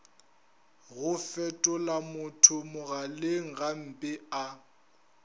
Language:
Northern Sotho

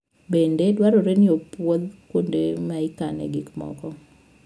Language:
Luo (Kenya and Tanzania)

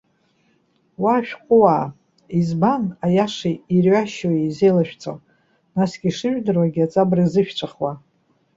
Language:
Abkhazian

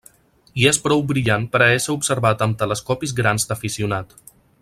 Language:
Catalan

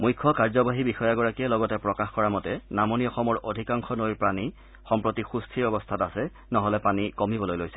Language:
Assamese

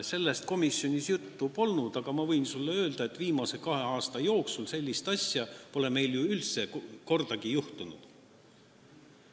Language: Estonian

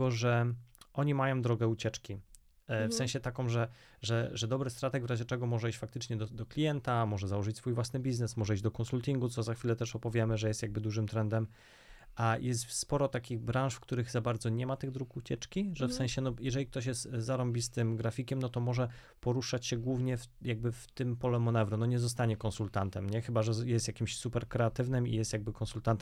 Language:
Polish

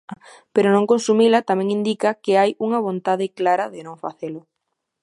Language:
Galician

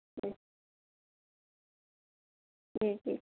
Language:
Urdu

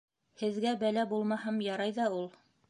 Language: Bashkir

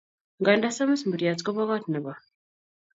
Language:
Kalenjin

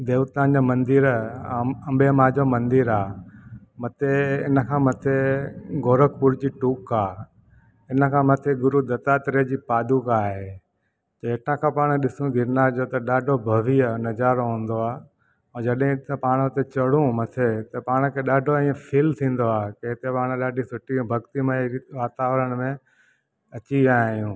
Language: Sindhi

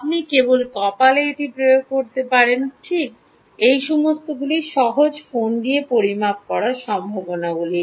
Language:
Bangla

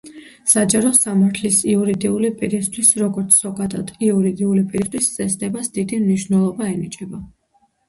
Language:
Georgian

